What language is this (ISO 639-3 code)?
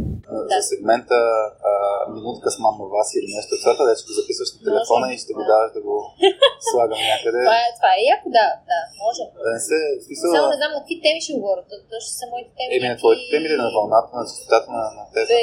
bul